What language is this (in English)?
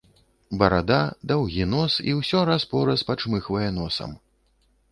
Belarusian